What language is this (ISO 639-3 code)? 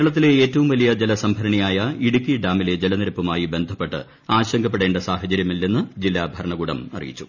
mal